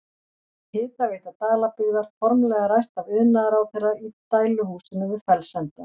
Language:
Icelandic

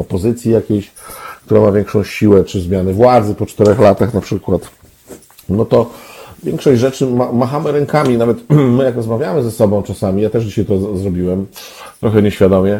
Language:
Polish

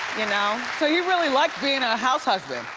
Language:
English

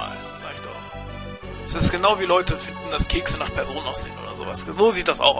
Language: German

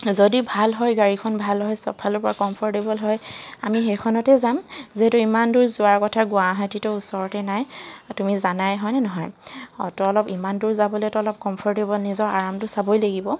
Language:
Assamese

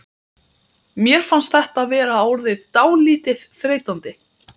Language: Icelandic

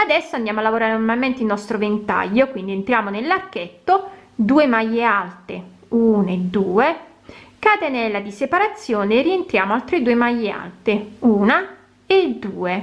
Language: Italian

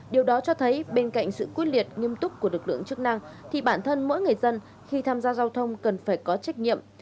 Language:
Vietnamese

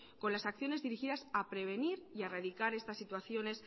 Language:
Spanish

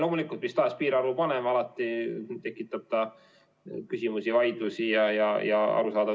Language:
Estonian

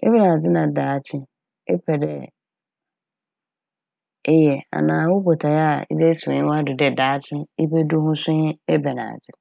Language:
Akan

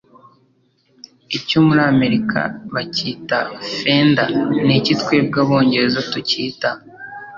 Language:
Kinyarwanda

